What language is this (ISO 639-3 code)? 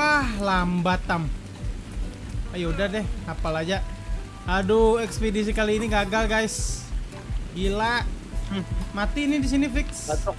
ind